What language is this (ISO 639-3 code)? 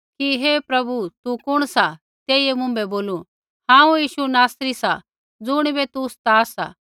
kfx